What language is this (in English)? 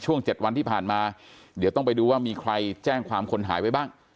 Thai